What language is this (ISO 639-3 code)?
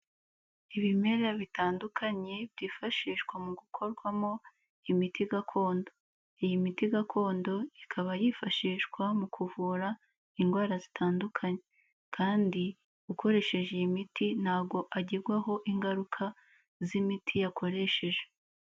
kin